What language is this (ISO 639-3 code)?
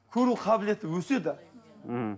kaz